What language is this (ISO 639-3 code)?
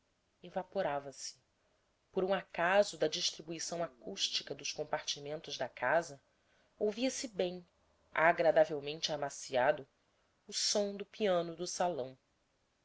por